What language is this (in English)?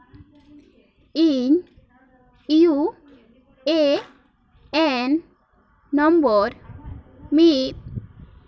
Santali